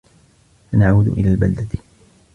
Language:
Arabic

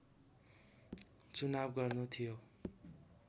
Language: Nepali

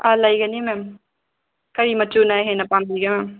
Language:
Manipuri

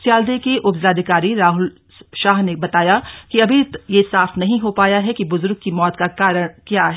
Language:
Hindi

